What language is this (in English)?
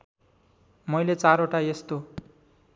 Nepali